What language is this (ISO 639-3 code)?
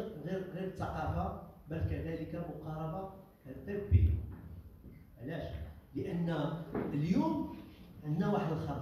ara